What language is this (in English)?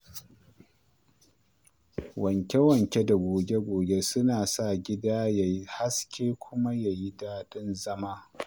Hausa